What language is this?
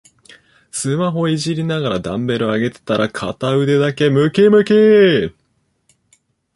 Japanese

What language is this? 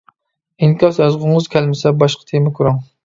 Uyghur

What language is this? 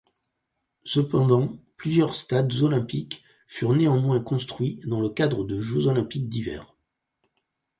French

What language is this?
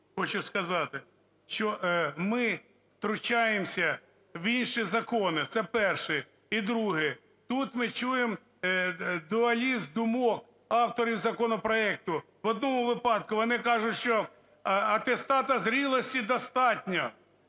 Ukrainian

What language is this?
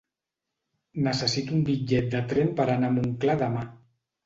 Catalan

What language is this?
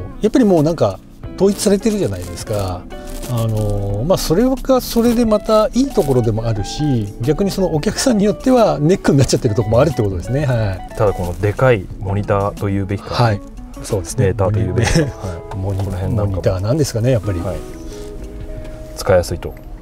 Japanese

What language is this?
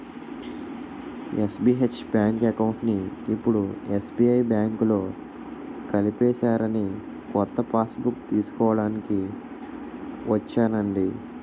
Telugu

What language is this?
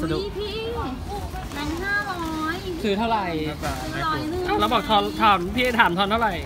Thai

